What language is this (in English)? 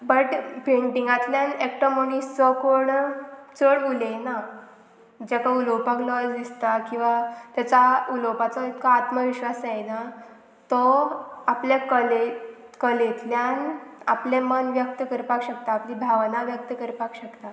Konkani